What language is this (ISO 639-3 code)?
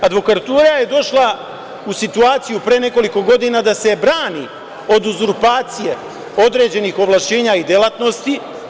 srp